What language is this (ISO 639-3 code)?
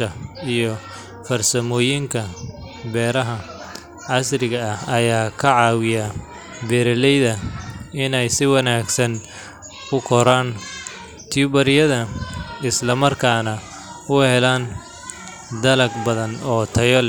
som